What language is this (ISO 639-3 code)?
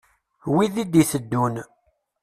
kab